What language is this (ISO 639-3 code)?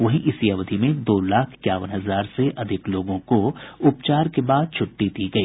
hin